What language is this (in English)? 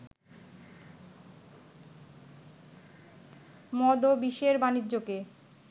Bangla